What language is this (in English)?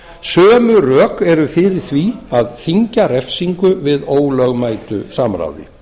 Icelandic